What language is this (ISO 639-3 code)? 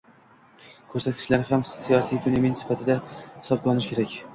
uzb